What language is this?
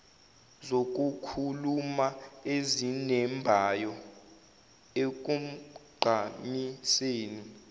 Zulu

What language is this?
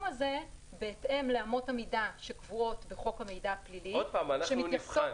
Hebrew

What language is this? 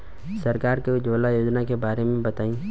Bhojpuri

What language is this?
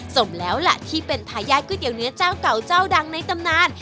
Thai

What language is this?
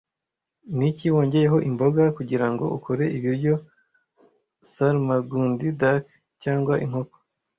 Kinyarwanda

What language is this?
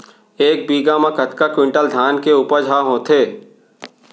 Chhattisgarhi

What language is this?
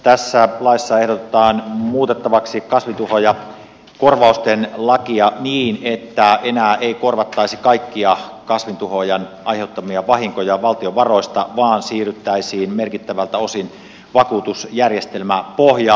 Finnish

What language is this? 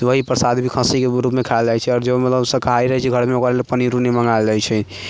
Maithili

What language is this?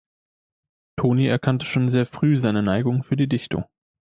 German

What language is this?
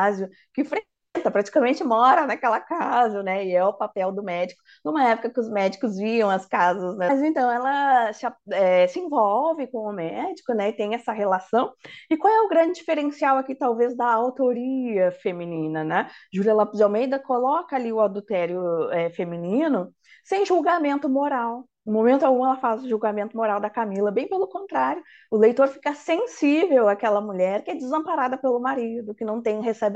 Portuguese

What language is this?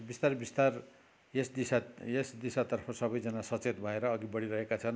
Nepali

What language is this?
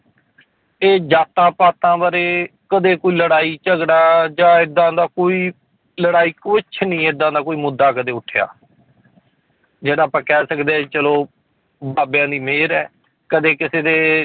Punjabi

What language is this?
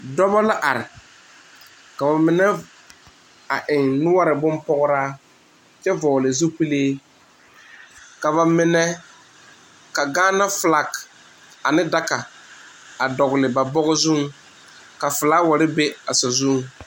Southern Dagaare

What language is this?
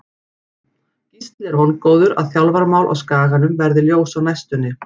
Icelandic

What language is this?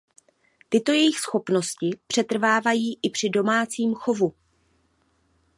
Czech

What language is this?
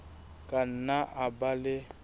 Southern Sotho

